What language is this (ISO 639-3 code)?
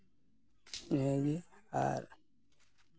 sat